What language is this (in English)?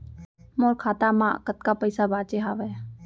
Chhattisgarhi